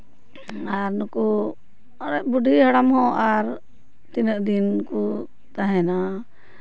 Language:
Santali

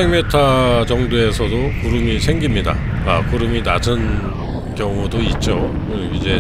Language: Korean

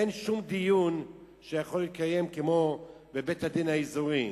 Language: Hebrew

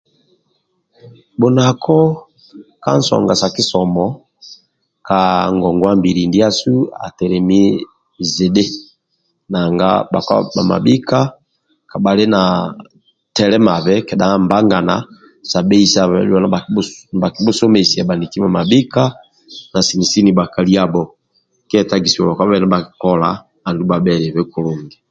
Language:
Amba (Uganda)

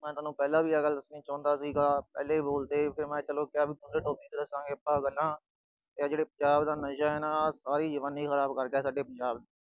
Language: Punjabi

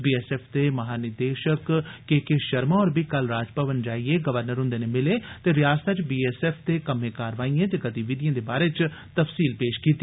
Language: Dogri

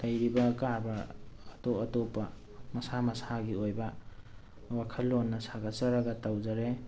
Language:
Manipuri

